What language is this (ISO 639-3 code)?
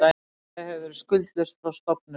isl